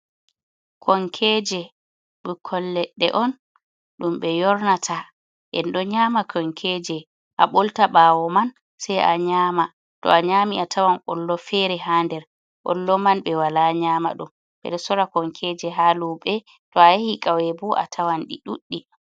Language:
Fula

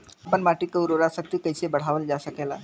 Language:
Bhojpuri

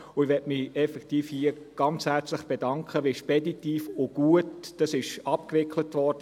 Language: Swiss German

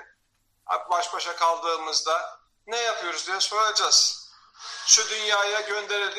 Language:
Turkish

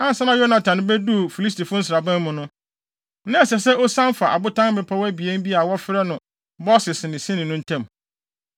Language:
Akan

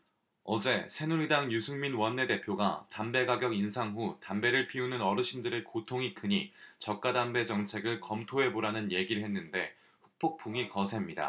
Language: Korean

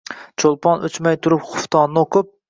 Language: Uzbek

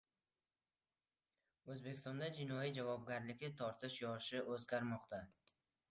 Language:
Uzbek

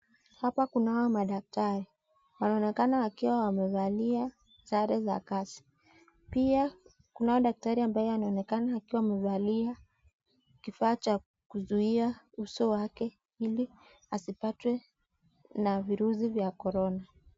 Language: Swahili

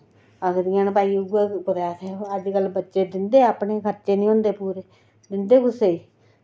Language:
Dogri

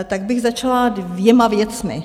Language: Czech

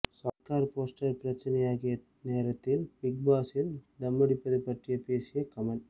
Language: Tamil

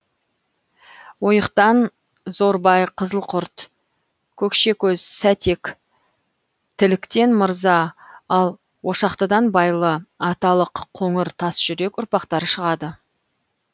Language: Kazakh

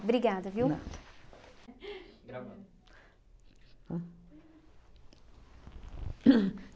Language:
Portuguese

